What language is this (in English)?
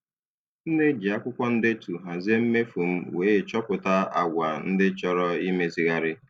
Igbo